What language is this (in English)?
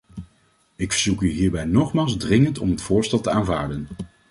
Dutch